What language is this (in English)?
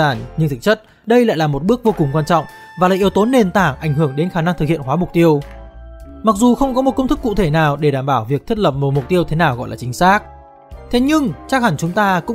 Vietnamese